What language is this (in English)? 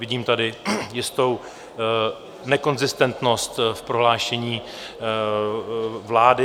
Czech